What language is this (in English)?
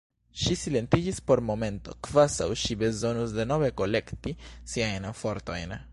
Esperanto